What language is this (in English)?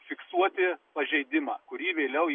Lithuanian